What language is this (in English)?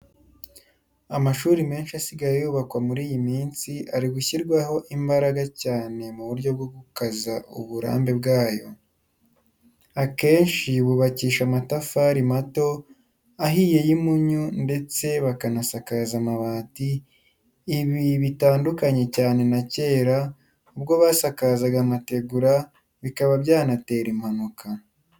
Kinyarwanda